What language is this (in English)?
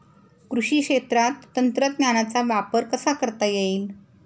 Marathi